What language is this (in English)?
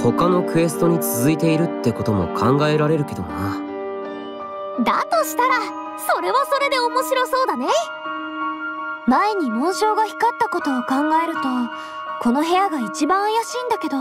Japanese